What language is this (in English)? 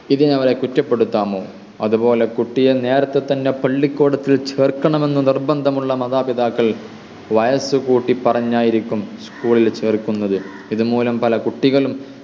Malayalam